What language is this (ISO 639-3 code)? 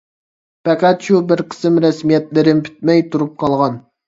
uig